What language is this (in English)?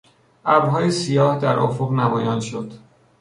Persian